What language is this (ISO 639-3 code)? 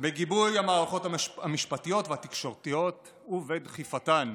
heb